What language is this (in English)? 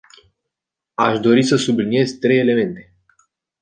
Romanian